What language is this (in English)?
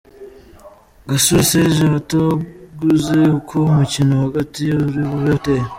Kinyarwanda